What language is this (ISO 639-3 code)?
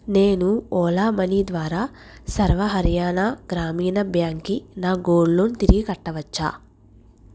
tel